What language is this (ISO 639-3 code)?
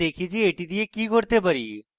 ben